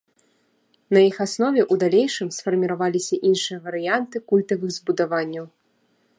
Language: Belarusian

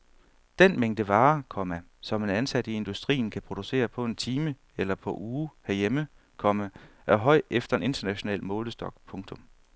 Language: Danish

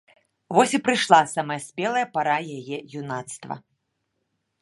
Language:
Belarusian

